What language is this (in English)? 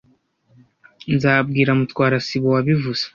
Kinyarwanda